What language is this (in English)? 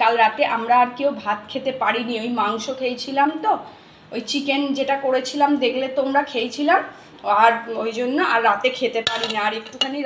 Romanian